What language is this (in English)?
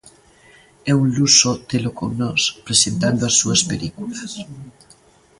Galician